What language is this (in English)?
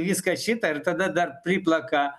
Lithuanian